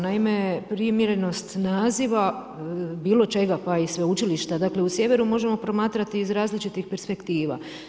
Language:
Croatian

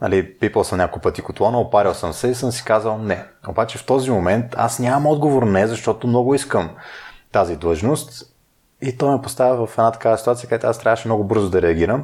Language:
Bulgarian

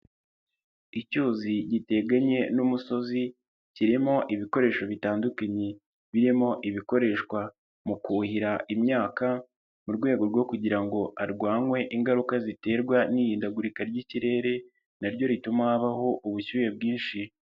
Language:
Kinyarwanda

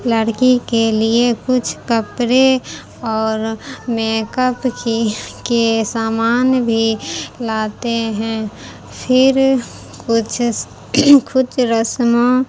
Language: Urdu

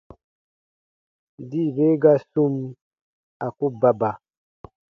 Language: Baatonum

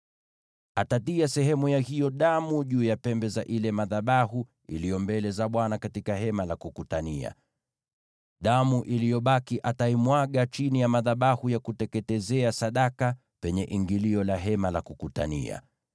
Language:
Swahili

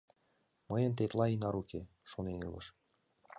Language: Mari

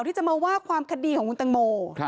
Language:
Thai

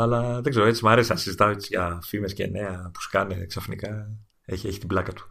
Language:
Greek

